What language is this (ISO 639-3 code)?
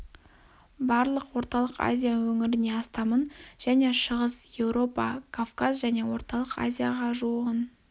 kaz